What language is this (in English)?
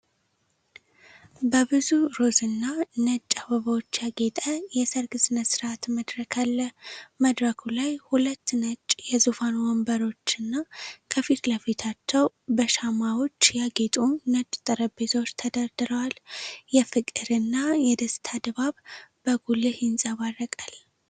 Amharic